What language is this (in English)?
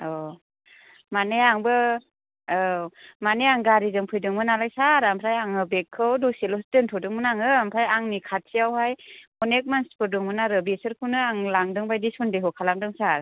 Bodo